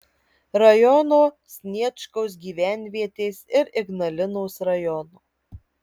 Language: Lithuanian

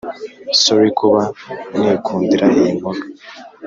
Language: Kinyarwanda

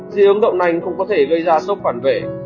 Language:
Vietnamese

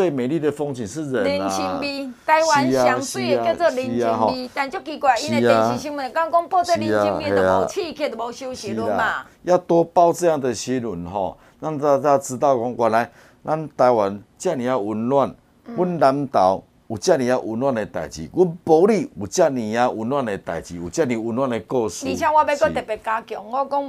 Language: Chinese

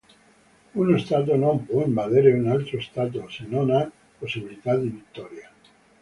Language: Italian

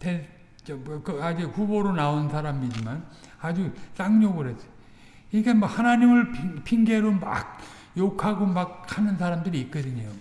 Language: Korean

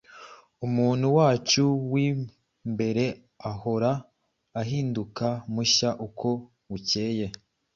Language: Kinyarwanda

